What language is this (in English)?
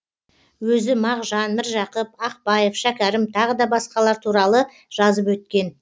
Kazakh